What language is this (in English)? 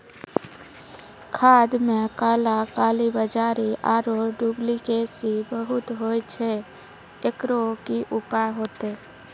Maithili